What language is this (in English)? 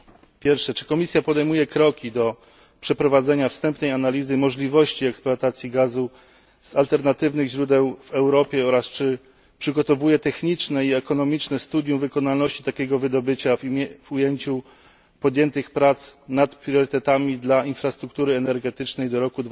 Polish